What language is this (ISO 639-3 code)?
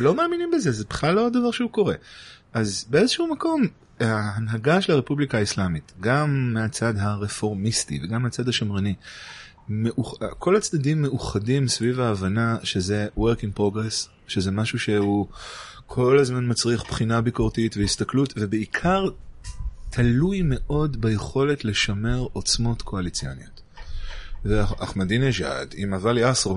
heb